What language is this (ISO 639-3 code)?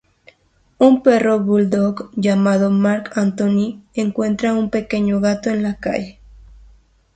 spa